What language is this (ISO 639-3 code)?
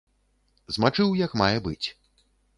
bel